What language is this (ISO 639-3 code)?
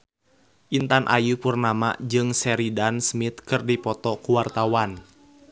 sun